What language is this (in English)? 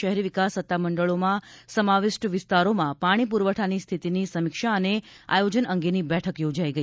Gujarati